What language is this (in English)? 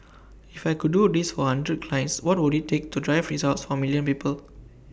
English